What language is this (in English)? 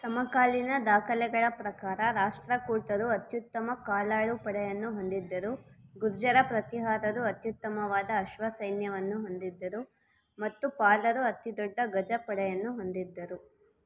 Kannada